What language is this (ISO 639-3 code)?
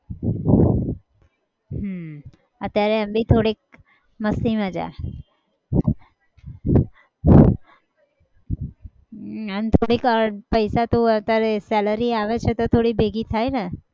guj